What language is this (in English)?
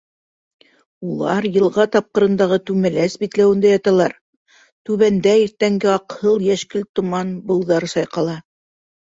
Bashkir